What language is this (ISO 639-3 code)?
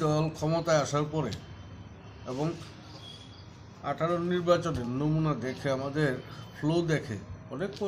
ron